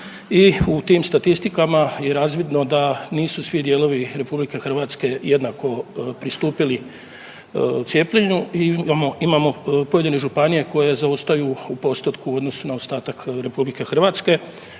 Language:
Croatian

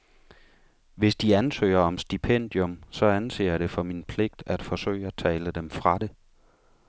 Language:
Danish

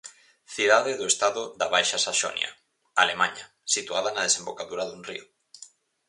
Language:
Galician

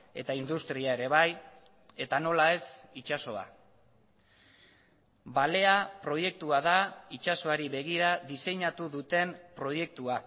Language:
Basque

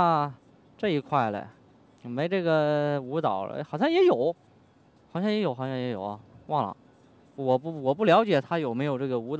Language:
Chinese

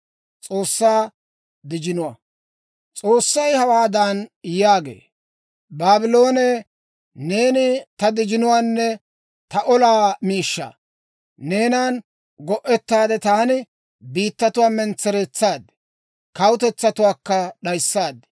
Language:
Dawro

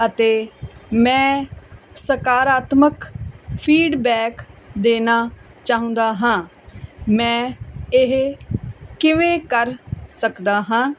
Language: Punjabi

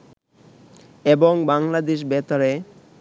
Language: Bangla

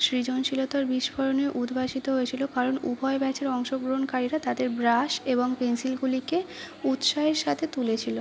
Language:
Bangla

